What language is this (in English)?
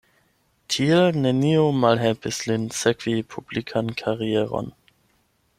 Esperanto